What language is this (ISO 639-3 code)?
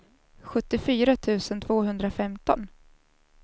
swe